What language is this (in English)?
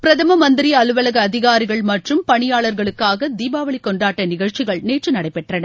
Tamil